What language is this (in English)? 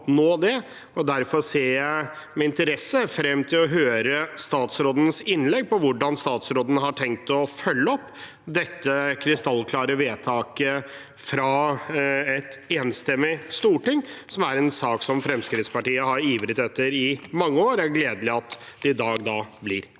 Norwegian